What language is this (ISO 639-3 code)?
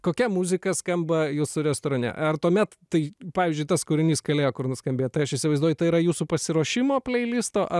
lit